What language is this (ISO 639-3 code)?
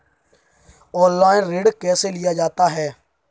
hin